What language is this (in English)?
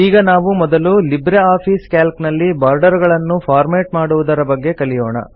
Kannada